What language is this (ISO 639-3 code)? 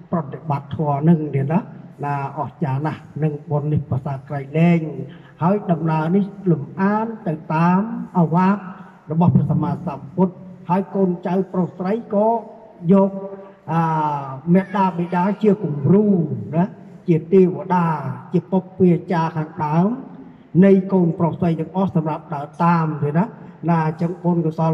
vie